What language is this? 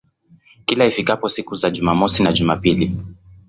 Swahili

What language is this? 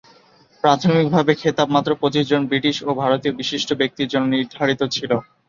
Bangla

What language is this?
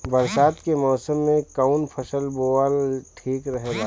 Bhojpuri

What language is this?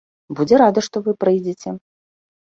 Belarusian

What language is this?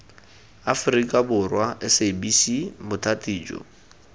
Tswana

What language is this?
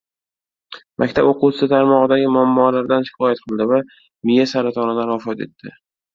Uzbek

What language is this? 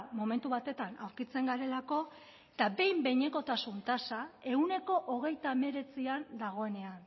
Basque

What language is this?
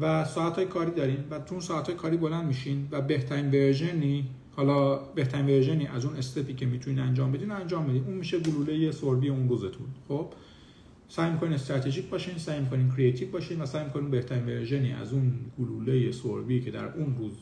Persian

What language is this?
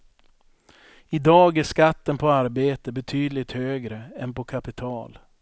Swedish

